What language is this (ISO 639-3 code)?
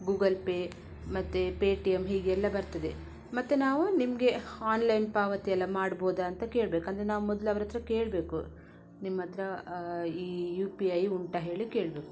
kan